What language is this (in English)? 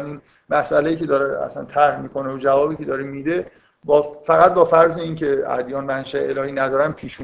Persian